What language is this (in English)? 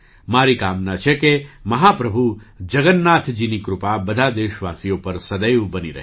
Gujarati